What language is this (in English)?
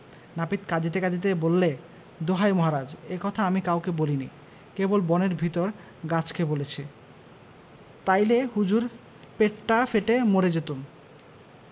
Bangla